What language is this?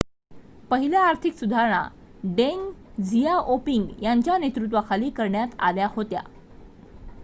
Marathi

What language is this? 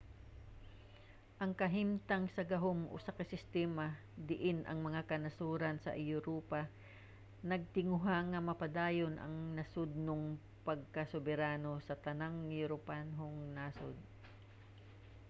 Cebuano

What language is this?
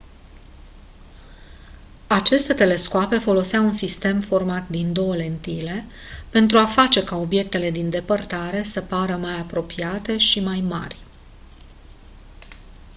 Romanian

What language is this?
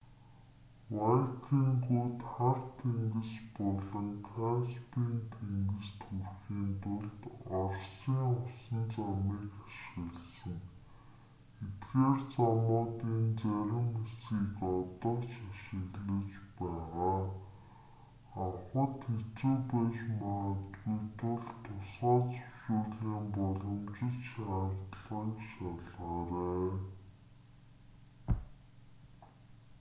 Mongolian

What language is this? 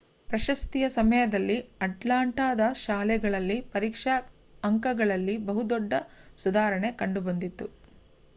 Kannada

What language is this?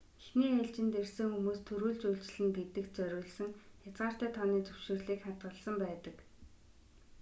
Mongolian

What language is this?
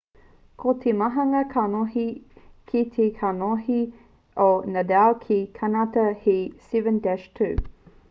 Māori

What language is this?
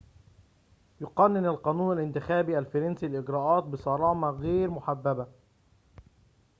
Arabic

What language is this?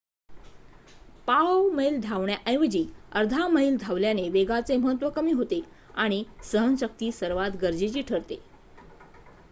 Marathi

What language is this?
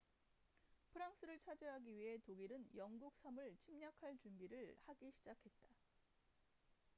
Korean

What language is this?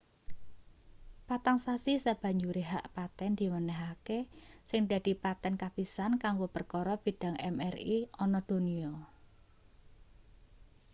Javanese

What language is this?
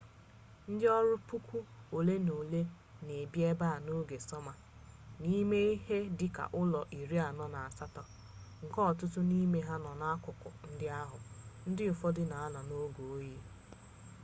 Igbo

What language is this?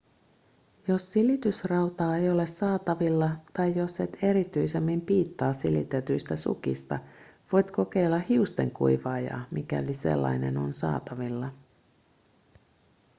Finnish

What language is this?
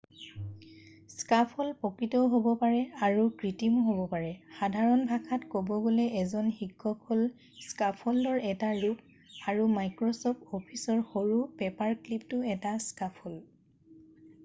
Assamese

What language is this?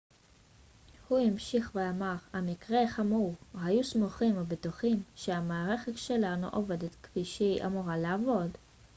Hebrew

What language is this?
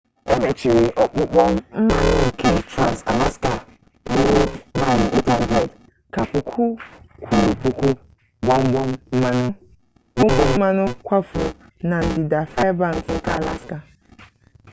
Igbo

